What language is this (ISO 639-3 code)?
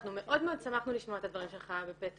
heb